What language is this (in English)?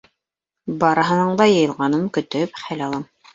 Bashkir